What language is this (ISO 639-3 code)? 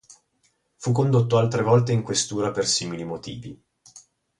ita